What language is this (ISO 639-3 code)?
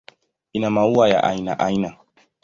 swa